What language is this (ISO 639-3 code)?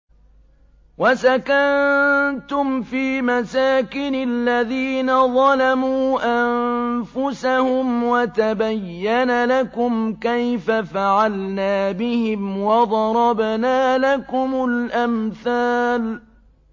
ara